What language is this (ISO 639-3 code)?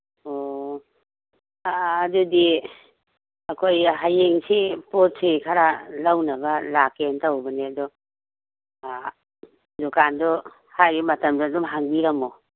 mni